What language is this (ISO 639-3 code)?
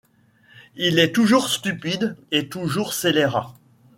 fra